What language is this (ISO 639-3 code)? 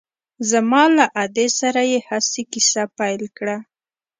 pus